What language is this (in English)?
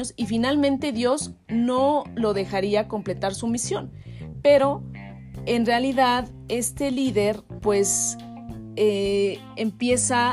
Spanish